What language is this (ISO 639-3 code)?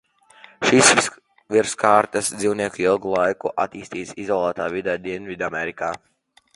lav